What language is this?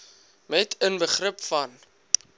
Afrikaans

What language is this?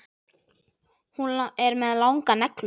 Icelandic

